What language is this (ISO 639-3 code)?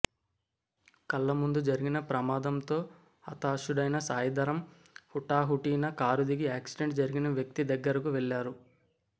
tel